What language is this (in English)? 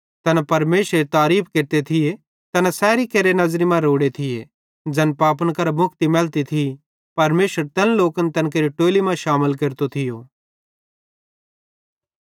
Bhadrawahi